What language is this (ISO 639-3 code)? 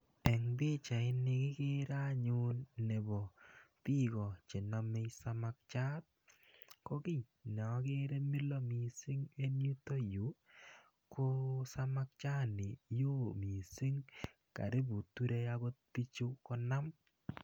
kln